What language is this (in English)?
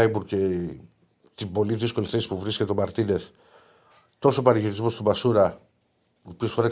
Greek